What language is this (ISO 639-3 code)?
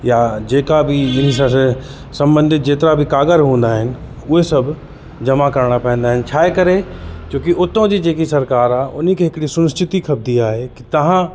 snd